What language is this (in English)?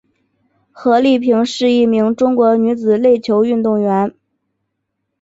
Chinese